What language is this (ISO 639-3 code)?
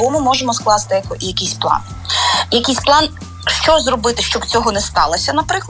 ukr